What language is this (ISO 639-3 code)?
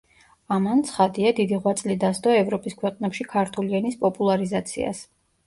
kat